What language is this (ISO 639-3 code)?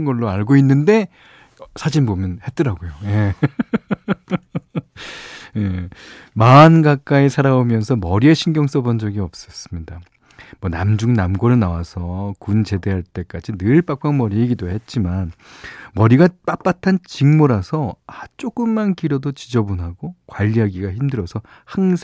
kor